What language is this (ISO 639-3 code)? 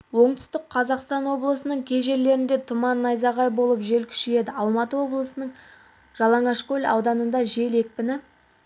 kaz